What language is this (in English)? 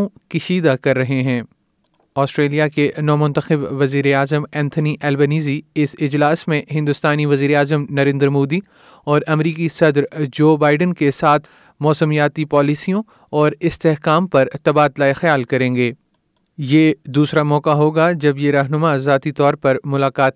Urdu